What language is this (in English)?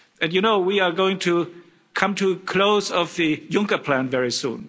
English